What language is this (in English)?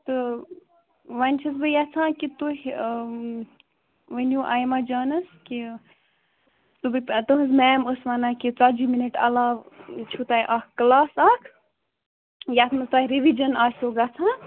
Kashmiri